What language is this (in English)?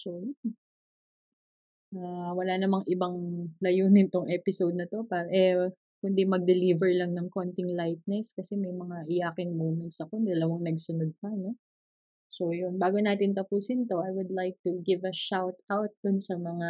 Filipino